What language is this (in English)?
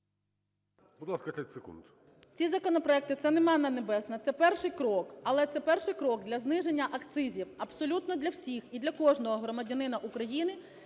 Ukrainian